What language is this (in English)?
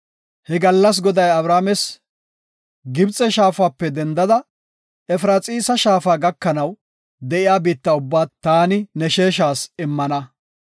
Gofa